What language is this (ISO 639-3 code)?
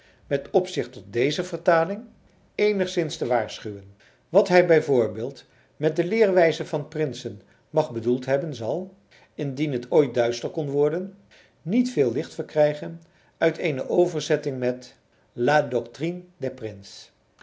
nld